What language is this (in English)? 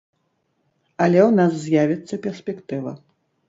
Belarusian